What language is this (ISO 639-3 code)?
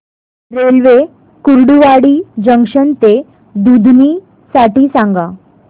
mar